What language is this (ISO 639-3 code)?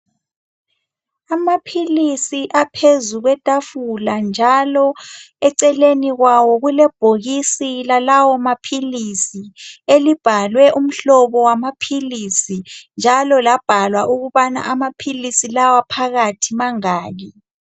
nde